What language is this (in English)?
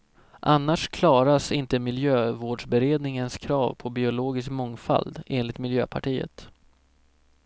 Swedish